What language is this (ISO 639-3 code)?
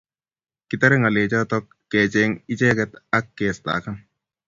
kln